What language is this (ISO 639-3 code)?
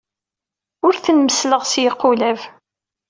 kab